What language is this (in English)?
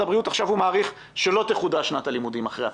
Hebrew